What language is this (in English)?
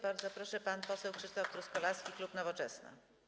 Polish